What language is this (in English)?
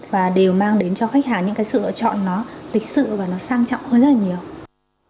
Vietnamese